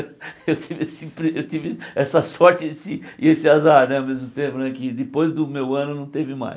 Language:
Portuguese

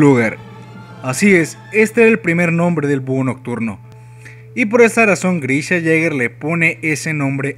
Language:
Spanish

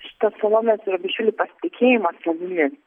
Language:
Lithuanian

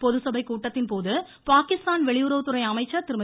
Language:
Tamil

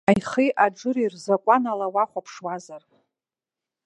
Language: Abkhazian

